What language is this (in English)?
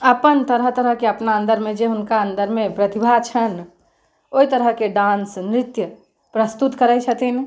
Maithili